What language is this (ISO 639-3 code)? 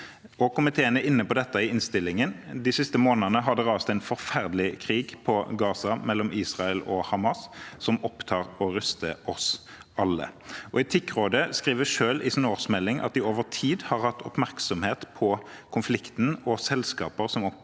nor